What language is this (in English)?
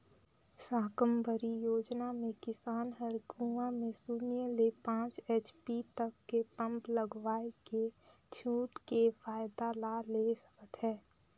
Chhattisgarhi